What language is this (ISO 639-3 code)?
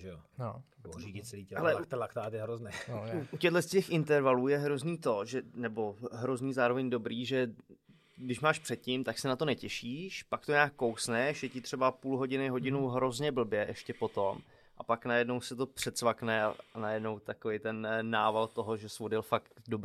ces